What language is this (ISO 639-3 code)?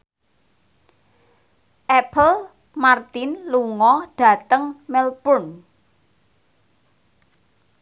jav